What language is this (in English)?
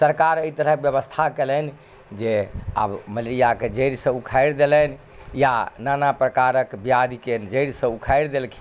Maithili